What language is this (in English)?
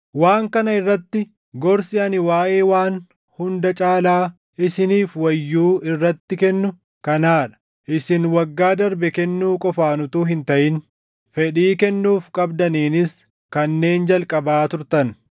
Oromo